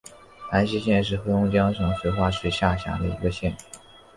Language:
Chinese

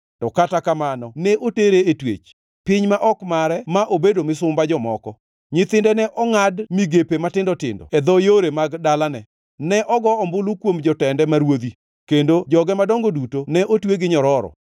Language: Luo (Kenya and Tanzania)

